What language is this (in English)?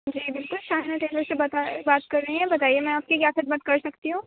Urdu